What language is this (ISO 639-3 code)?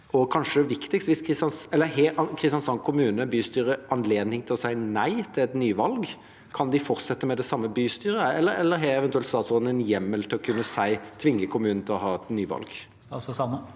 nor